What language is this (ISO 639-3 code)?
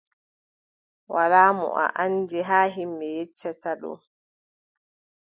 fub